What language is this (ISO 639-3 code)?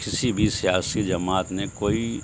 urd